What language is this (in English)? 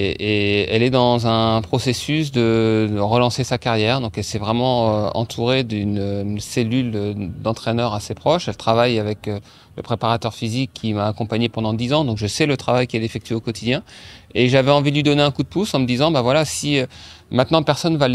French